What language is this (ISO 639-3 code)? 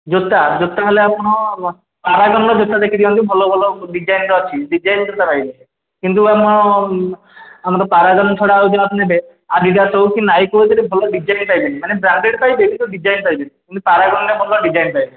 ori